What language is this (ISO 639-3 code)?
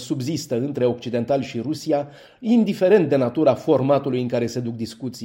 ron